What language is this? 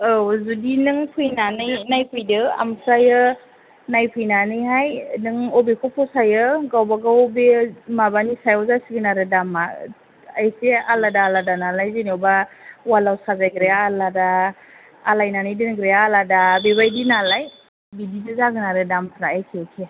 Bodo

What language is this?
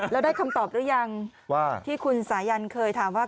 Thai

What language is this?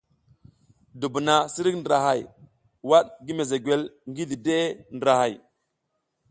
South Giziga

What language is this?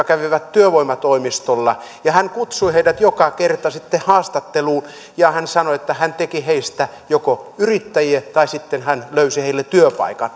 Finnish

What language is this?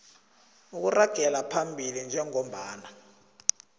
South Ndebele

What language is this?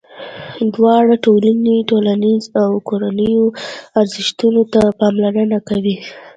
Pashto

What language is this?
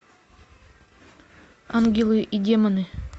Russian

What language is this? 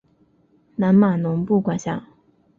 Chinese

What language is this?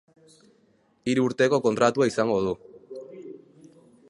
Basque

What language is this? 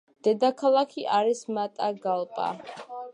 Georgian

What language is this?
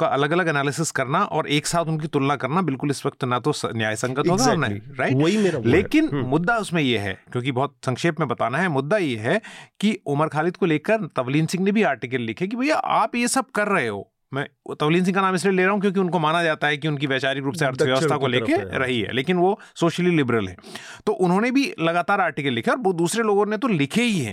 Hindi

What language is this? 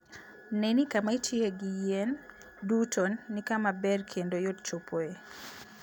Luo (Kenya and Tanzania)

